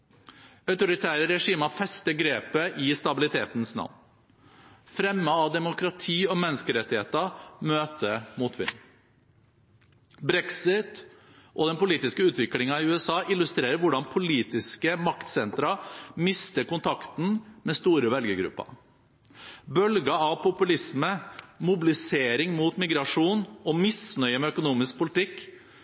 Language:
Norwegian Bokmål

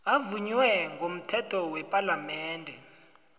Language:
South Ndebele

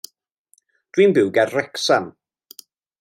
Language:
Welsh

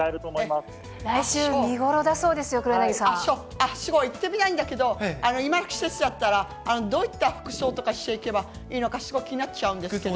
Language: Japanese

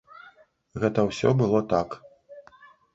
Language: Belarusian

